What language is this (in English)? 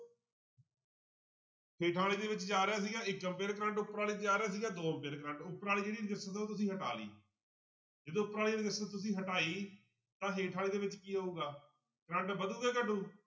Punjabi